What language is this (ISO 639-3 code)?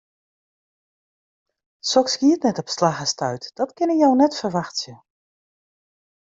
fry